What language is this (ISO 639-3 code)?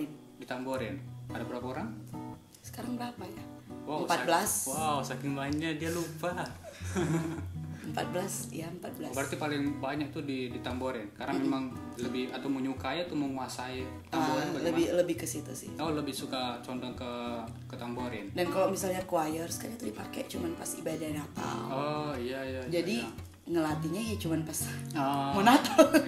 ind